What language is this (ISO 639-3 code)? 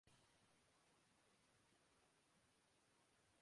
urd